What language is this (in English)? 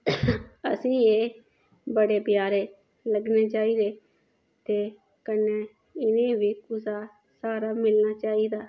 Dogri